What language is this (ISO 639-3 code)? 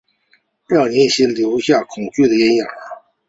zho